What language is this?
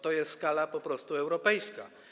Polish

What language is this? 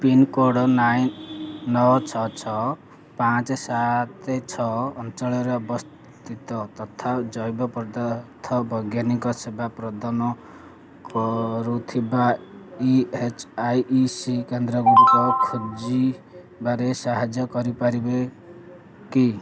Odia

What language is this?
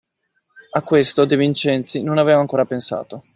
Italian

